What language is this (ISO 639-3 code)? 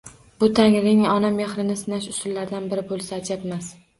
uzb